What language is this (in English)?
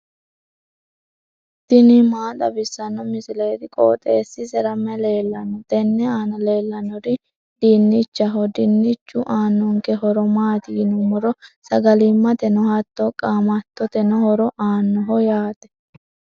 Sidamo